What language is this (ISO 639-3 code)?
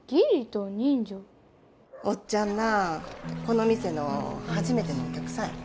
jpn